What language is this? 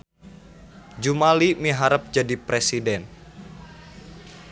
Sundanese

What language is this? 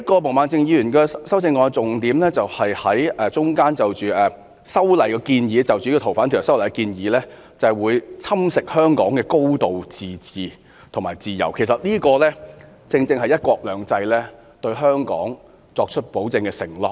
Cantonese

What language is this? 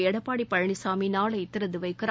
Tamil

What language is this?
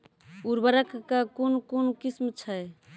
Maithili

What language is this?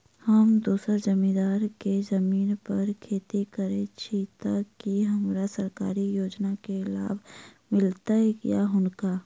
Maithili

